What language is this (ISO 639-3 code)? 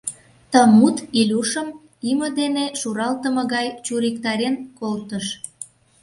chm